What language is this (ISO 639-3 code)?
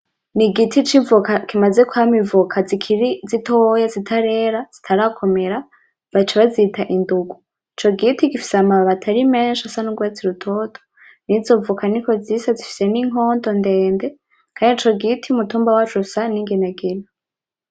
run